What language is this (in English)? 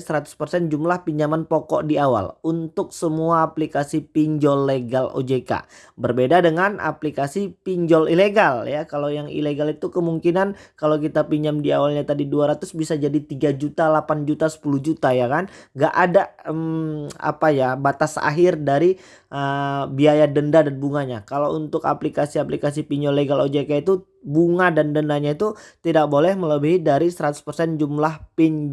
Indonesian